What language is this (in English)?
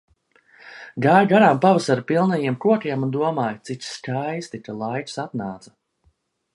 Latvian